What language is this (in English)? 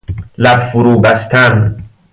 Persian